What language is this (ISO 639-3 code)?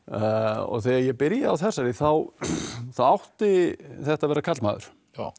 isl